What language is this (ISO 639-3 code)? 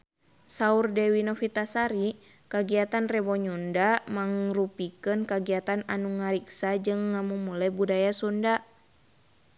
sun